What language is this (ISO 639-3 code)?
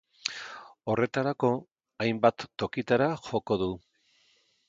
eus